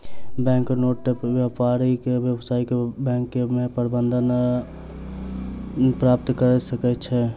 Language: Maithili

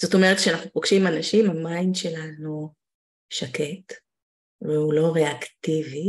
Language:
Hebrew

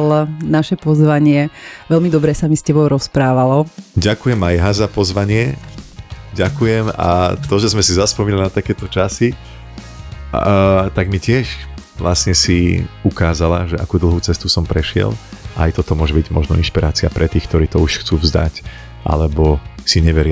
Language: Slovak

